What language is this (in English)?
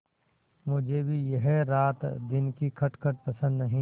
Hindi